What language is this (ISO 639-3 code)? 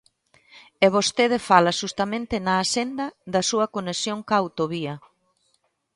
glg